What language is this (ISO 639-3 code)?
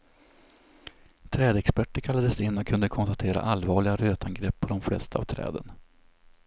swe